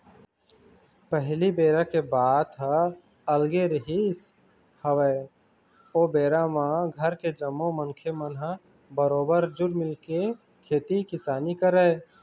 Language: Chhattisgarhi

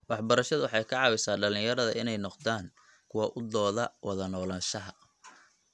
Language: Somali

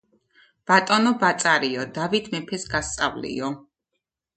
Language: Georgian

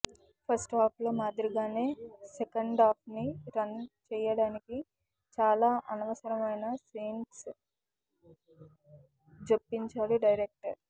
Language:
Telugu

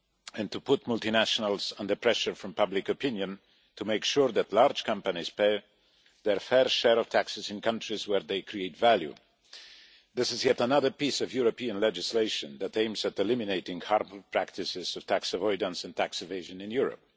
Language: English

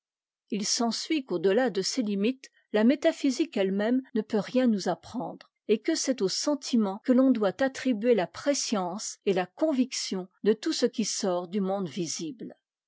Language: French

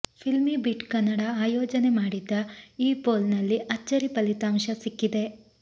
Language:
Kannada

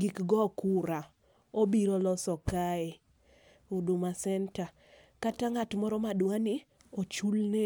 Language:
Luo (Kenya and Tanzania)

